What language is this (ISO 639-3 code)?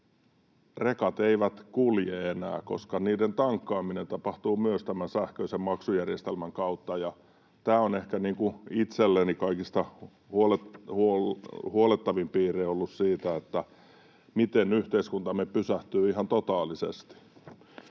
fin